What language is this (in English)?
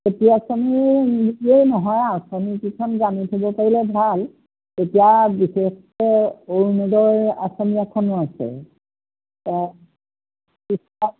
Assamese